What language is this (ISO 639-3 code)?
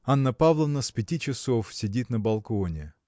rus